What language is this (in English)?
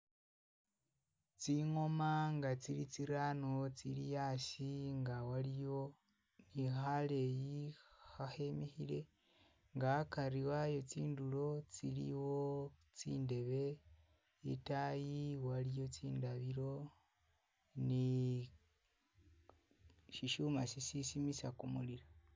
Masaaba